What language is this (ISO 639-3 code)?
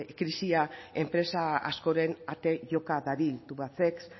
eus